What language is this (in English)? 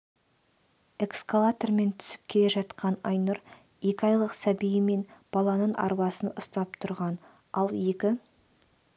Kazakh